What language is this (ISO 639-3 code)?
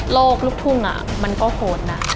tha